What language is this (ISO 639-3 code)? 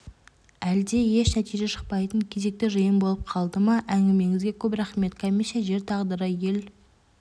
kaz